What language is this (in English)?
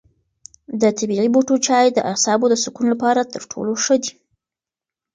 Pashto